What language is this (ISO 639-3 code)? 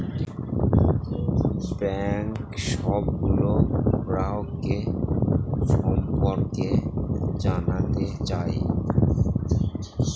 ben